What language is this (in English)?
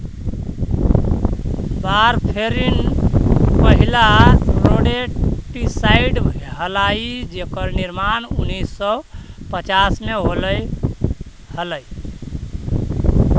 Magahi